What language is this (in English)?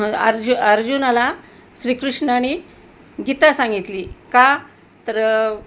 Marathi